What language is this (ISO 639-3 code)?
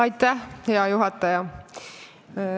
est